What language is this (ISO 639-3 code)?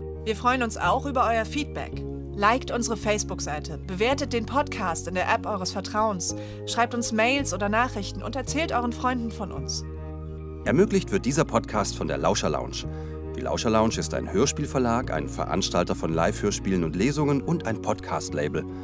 deu